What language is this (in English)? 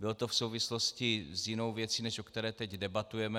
Czech